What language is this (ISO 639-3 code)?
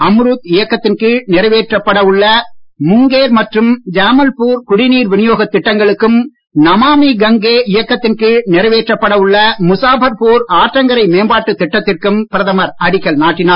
tam